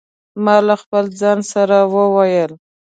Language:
Pashto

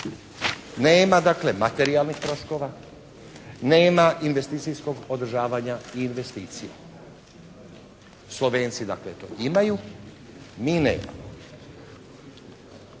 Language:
Croatian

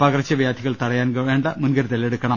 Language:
Malayalam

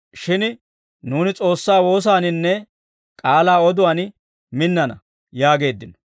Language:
Dawro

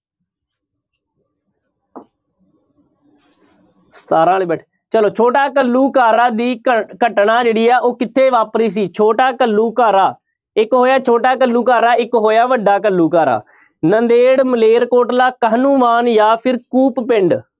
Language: Punjabi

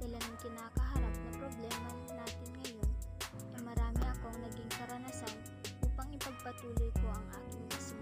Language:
Filipino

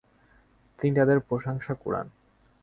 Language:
Bangla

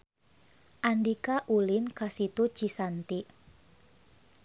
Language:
Sundanese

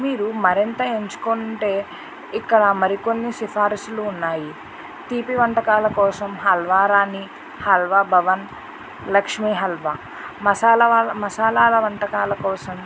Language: Telugu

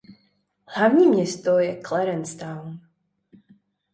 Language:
Czech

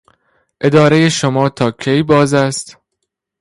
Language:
Persian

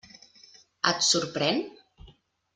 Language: Catalan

